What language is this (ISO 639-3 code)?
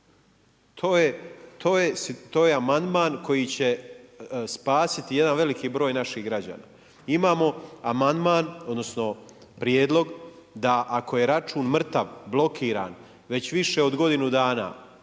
hrv